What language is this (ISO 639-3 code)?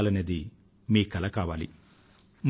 tel